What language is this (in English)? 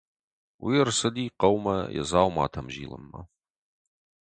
Ossetic